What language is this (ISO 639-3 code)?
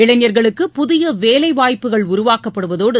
tam